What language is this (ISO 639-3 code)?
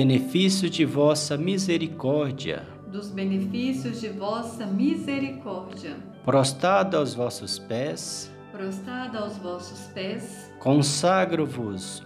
por